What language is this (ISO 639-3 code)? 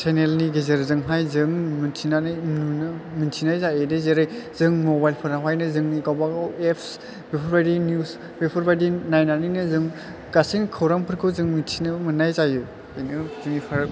brx